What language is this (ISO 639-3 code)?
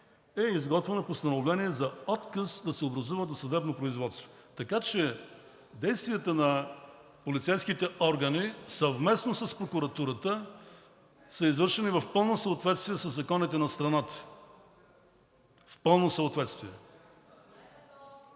bul